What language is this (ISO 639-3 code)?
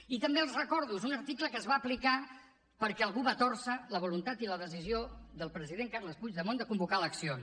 cat